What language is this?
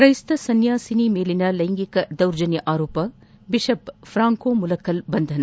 Kannada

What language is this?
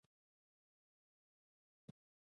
Pashto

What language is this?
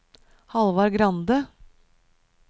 Norwegian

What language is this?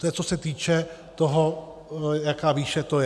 Czech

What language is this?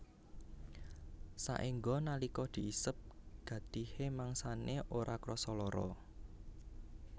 Javanese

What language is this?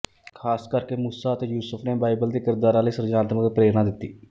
Punjabi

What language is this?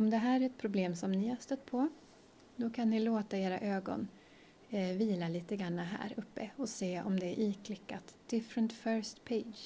Swedish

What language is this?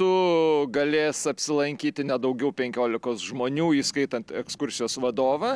Lithuanian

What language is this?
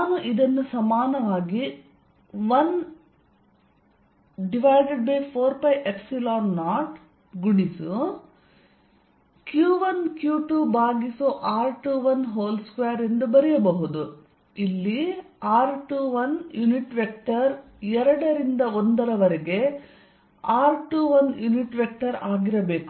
Kannada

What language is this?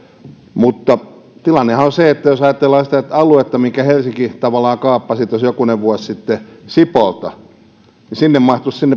Finnish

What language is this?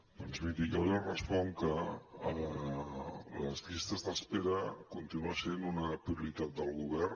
Catalan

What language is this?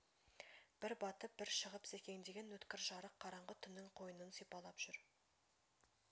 Kazakh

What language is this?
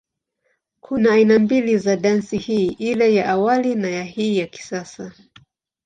Swahili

